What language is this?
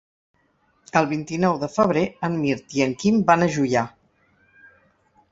Catalan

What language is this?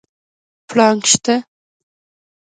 Pashto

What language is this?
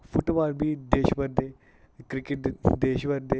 Dogri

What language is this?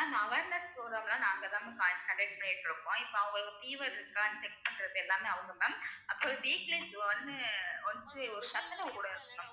Tamil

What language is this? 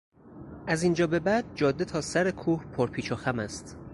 Persian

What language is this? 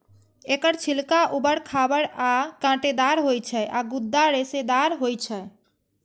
Maithili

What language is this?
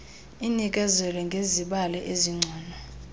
Xhosa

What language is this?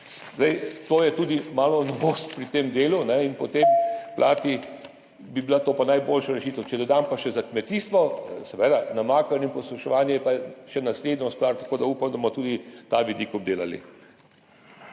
Slovenian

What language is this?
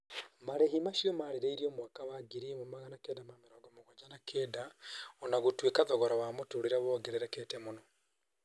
Kikuyu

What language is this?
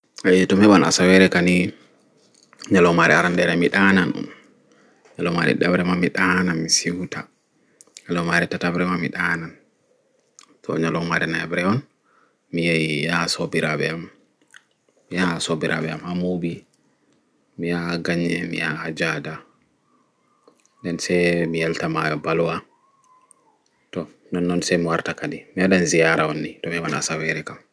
Fula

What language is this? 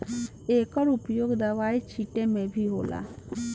Bhojpuri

